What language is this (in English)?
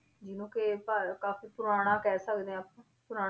Punjabi